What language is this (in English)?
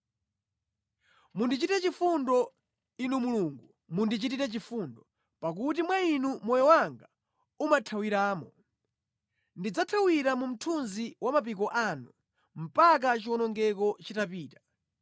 Nyanja